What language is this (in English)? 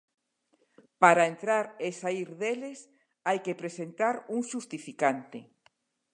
Galician